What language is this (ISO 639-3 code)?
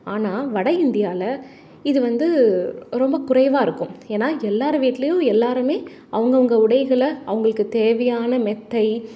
tam